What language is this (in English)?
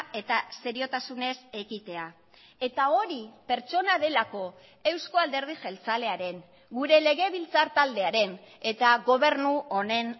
Basque